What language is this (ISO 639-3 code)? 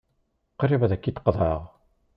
kab